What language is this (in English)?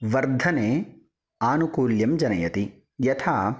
Sanskrit